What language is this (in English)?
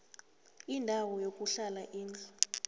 South Ndebele